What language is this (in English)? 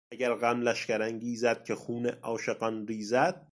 Persian